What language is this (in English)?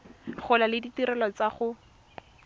Tswana